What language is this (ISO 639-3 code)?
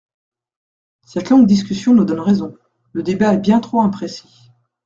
fra